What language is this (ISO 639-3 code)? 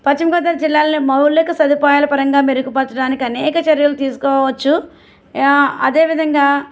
tel